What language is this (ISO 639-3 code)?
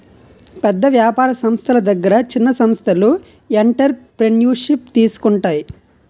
tel